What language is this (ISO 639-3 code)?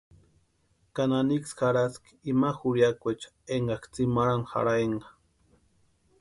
pua